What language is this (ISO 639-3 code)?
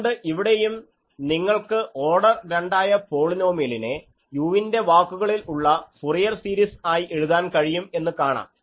mal